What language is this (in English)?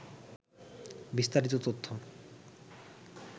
Bangla